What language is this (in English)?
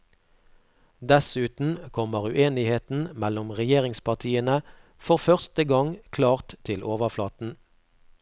Norwegian